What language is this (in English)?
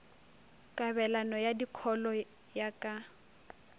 Northern Sotho